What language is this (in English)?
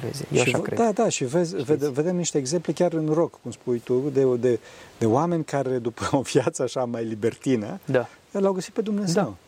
Romanian